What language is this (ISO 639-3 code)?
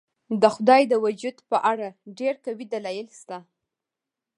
pus